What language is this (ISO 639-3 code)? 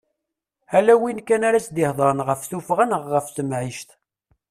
kab